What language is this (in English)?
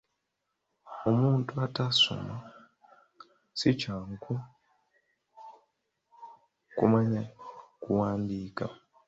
Ganda